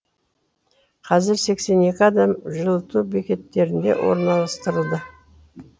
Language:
Kazakh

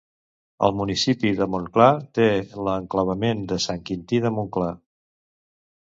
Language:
Catalan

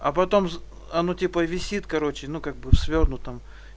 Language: Russian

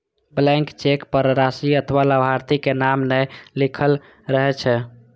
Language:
Maithili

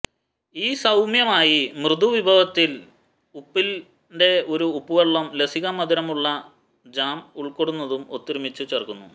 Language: Malayalam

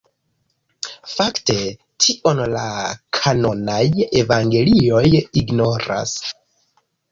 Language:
Esperanto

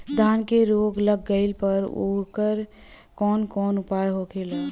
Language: Bhojpuri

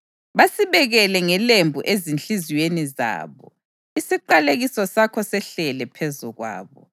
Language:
North Ndebele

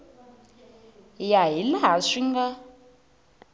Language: Tsonga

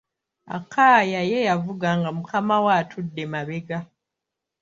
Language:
Ganda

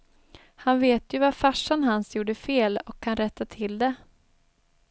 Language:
Swedish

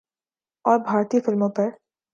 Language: Urdu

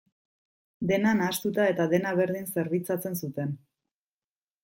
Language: Basque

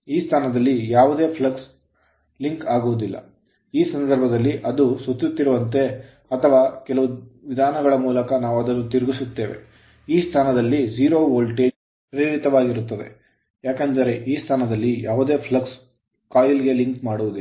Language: Kannada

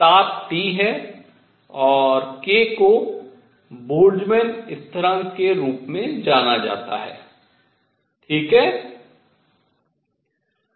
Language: Hindi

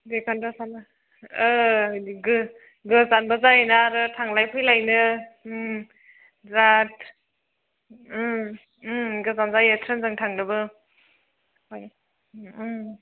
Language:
Bodo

